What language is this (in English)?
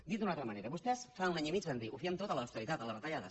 Catalan